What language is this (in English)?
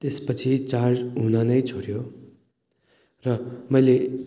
Nepali